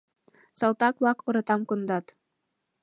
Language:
Mari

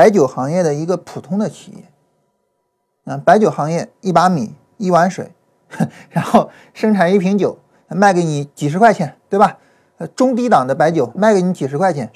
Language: Chinese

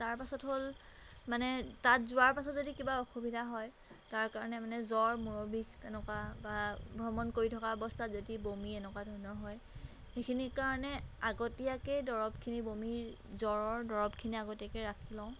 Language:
Assamese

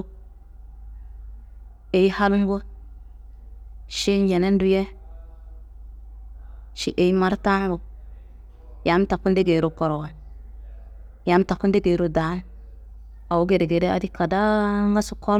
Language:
Kanembu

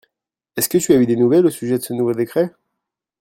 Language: French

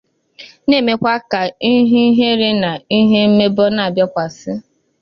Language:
Igbo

